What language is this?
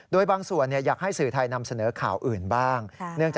Thai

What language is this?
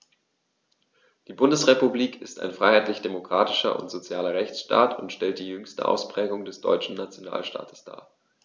German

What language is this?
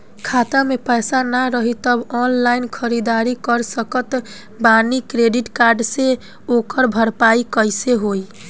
Bhojpuri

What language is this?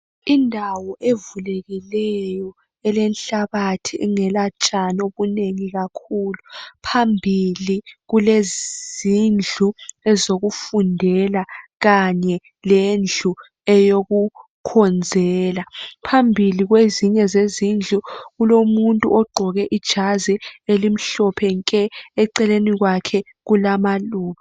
North Ndebele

